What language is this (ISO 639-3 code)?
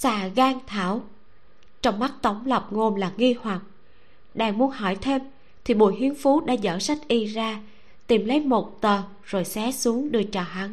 vie